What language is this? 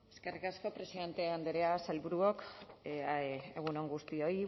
Basque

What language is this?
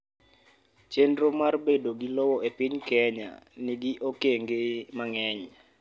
Luo (Kenya and Tanzania)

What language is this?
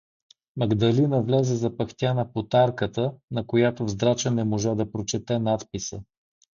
Bulgarian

